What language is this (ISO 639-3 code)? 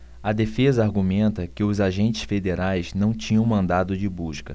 por